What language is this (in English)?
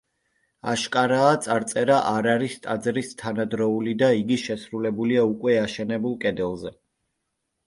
Georgian